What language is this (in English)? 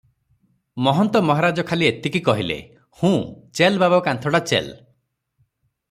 Odia